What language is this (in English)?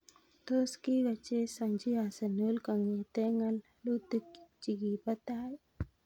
Kalenjin